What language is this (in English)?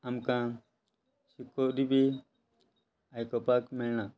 Konkani